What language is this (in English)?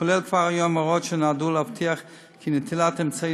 Hebrew